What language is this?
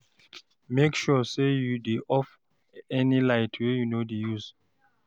Nigerian Pidgin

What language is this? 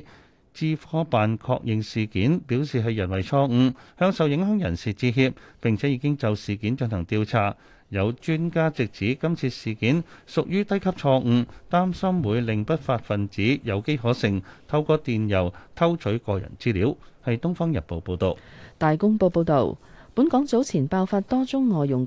Chinese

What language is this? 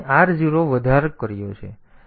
Gujarati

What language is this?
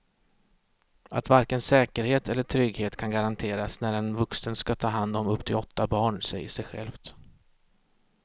Swedish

